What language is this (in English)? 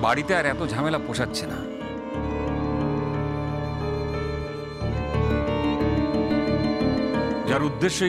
Bangla